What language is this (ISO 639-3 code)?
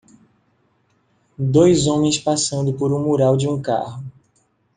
por